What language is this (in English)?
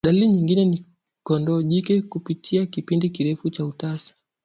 Swahili